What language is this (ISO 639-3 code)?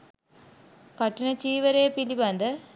sin